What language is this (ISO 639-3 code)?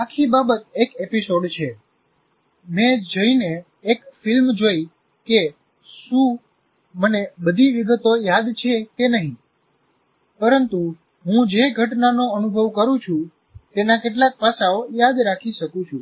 guj